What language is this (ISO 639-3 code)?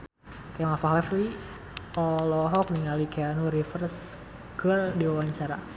sun